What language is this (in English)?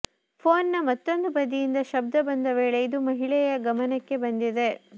Kannada